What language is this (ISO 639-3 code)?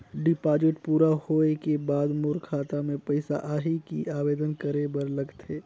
hne